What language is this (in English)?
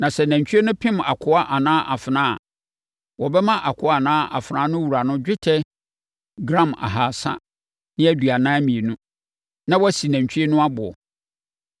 Akan